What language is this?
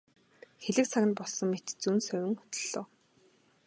Mongolian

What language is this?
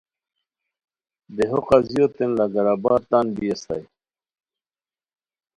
Khowar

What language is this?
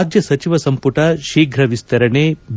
Kannada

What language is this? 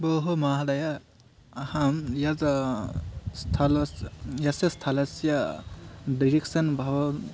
Sanskrit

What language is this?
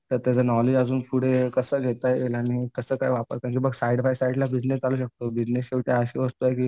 Marathi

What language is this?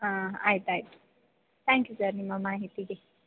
Kannada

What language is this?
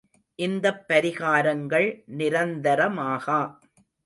Tamil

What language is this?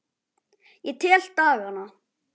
Icelandic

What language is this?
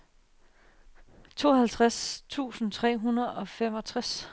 Danish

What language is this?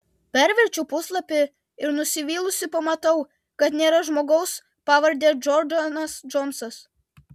Lithuanian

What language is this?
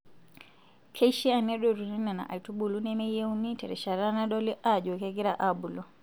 Masai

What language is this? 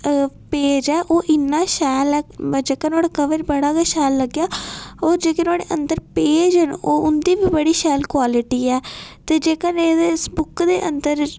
Dogri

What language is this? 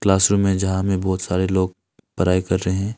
Hindi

